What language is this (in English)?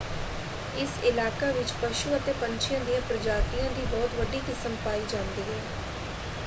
Punjabi